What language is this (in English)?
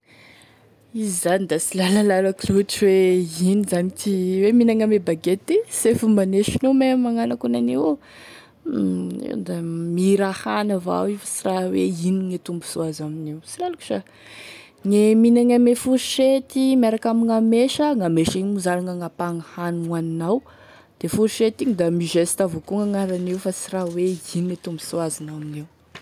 Tesaka Malagasy